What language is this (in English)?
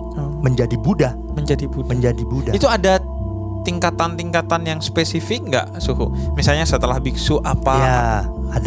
Indonesian